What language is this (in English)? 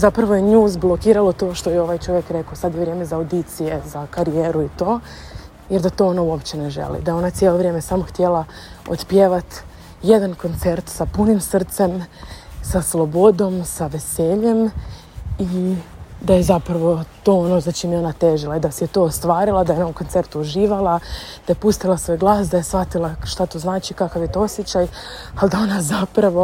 Croatian